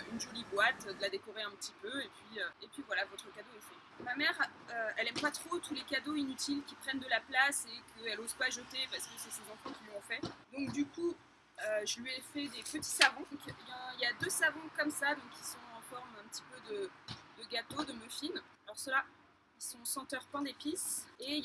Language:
French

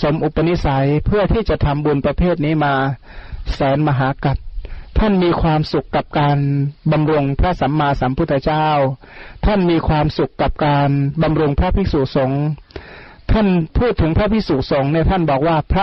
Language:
Thai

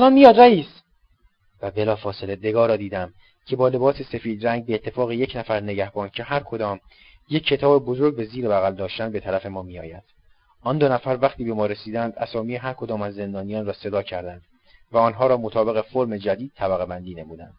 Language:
Persian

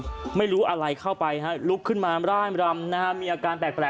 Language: Thai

